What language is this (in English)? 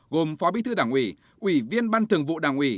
Vietnamese